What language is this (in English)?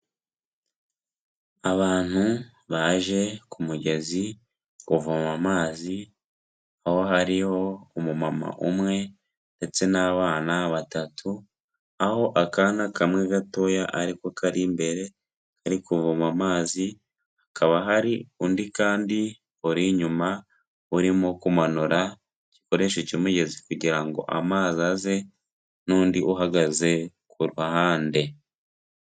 Kinyarwanda